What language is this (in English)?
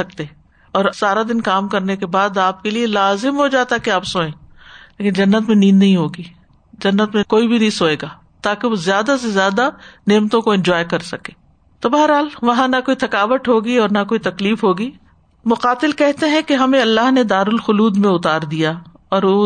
Urdu